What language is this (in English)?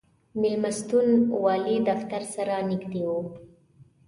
Pashto